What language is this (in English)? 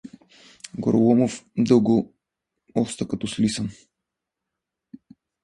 Bulgarian